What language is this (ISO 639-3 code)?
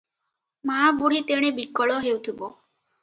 ori